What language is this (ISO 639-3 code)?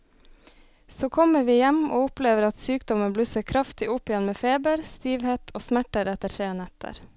nor